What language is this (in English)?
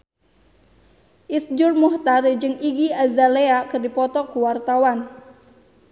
Sundanese